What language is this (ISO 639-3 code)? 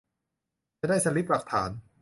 tha